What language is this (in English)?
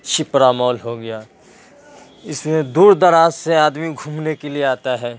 Urdu